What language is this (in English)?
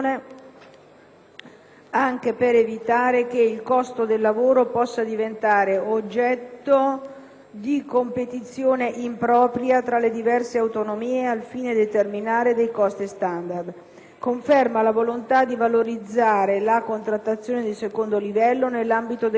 Italian